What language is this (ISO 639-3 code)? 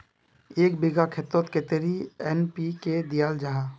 mag